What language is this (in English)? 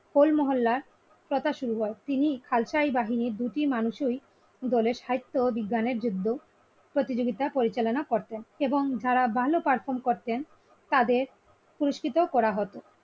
Bangla